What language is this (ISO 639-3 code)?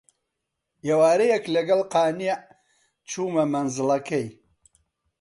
ckb